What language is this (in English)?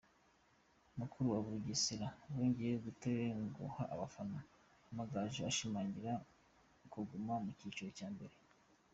Kinyarwanda